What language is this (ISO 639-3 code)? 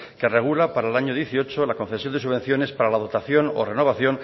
spa